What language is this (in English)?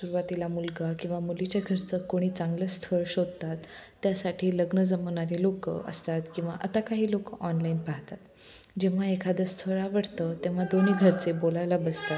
Marathi